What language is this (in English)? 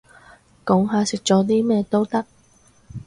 Cantonese